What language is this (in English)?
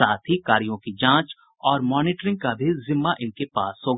Hindi